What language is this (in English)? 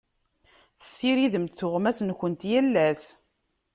Kabyle